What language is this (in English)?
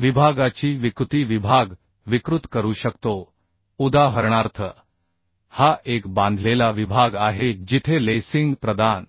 Marathi